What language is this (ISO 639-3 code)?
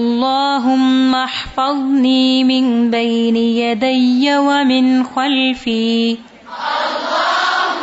urd